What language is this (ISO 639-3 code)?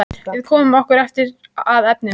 isl